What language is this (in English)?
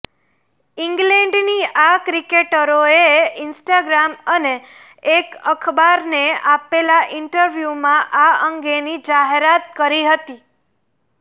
Gujarati